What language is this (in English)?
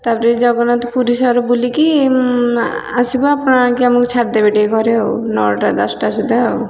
Odia